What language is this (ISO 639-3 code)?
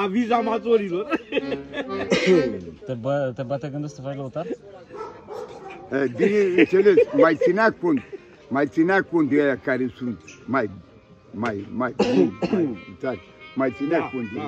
ron